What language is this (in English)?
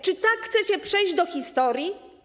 Polish